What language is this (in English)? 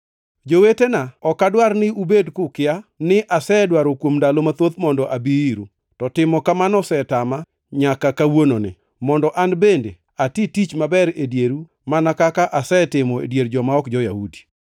Luo (Kenya and Tanzania)